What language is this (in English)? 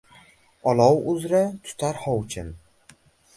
Uzbek